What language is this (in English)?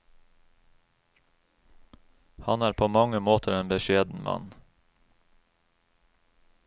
Norwegian